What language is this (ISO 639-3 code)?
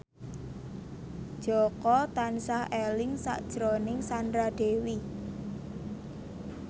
jav